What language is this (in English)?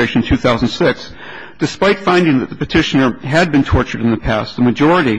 English